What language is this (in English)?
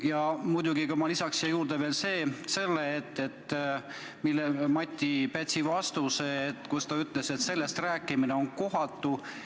Estonian